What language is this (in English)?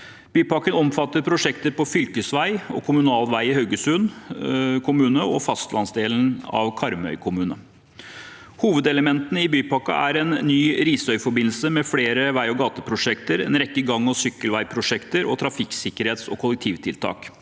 Norwegian